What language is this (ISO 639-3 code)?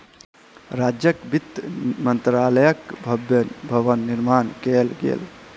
mai